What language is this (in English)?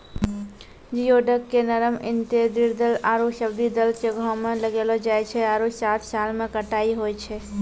Maithili